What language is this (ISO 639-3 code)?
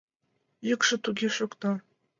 chm